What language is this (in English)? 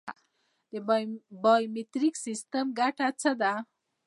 Pashto